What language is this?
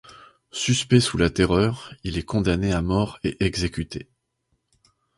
French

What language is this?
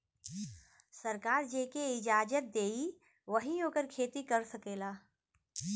Bhojpuri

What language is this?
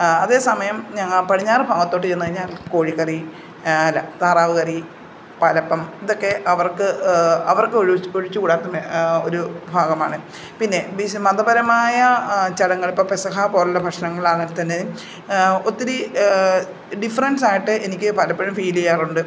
Malayalam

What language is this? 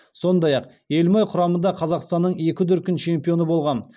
Kazakh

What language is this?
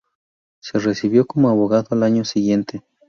Spanish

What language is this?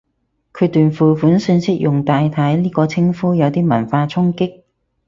Cantonese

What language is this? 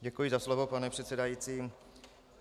Czech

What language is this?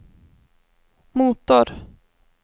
Swedish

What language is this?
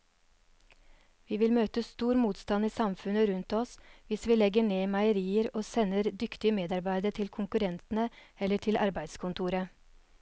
Norwegian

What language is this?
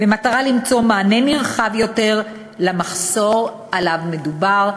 Hebrew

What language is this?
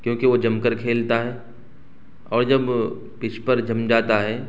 Urdu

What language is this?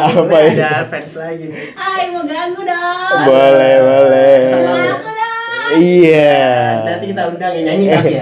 Indonesian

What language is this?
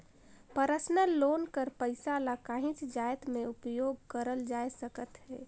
Chhattisgarhi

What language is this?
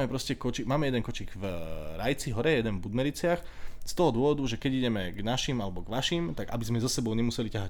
Slovak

